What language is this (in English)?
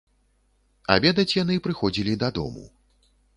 Belarusian